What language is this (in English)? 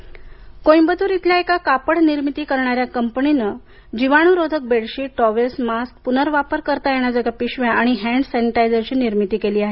Marathi